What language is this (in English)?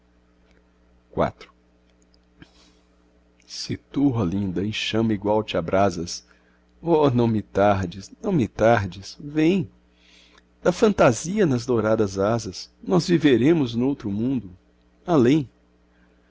Portuguese